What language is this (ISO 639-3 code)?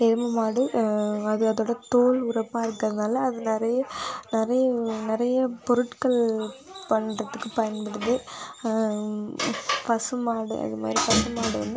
tam